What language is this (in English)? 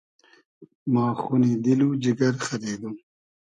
Hazaragi